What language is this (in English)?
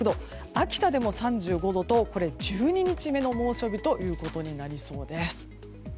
Japanese